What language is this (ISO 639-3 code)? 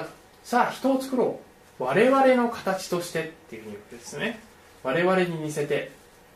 jpn